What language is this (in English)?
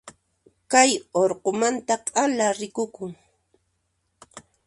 Puno Quechua